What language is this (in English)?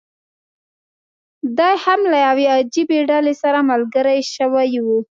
Pashto